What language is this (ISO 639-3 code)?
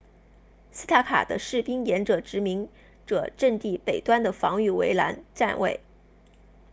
zho